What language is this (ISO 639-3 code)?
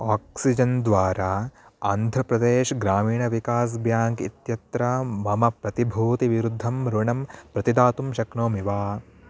san